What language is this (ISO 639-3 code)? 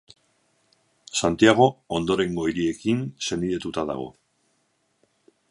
eus